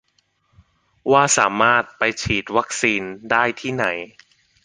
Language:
Thai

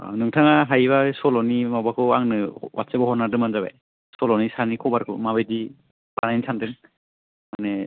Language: Bodo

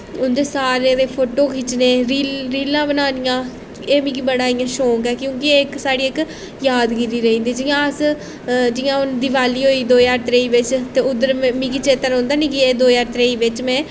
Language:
Dogri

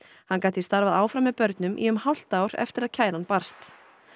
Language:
Icelandic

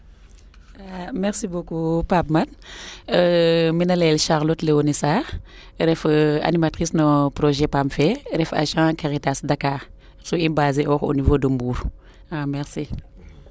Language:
Serer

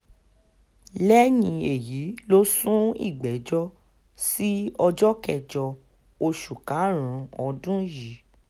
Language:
Yoruba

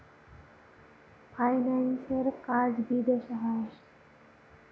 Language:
Bangla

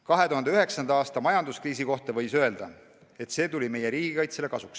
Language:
Estonian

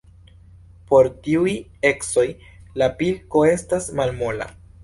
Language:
Esperanto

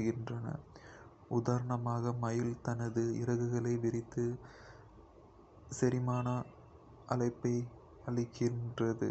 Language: Kota (India)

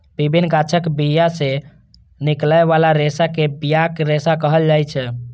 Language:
Maithili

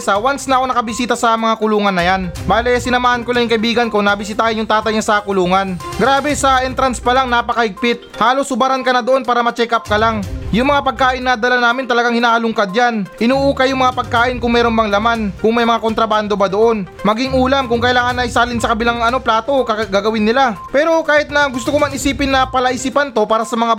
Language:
Filipino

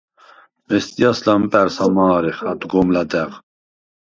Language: Svan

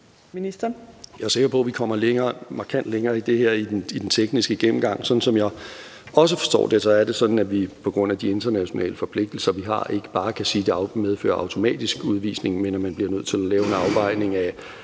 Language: Danish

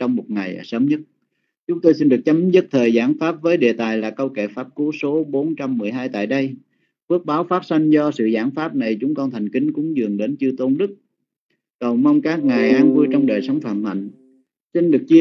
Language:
Vietnamese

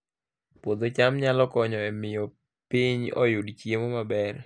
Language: Luo (Kenya and Tanzania)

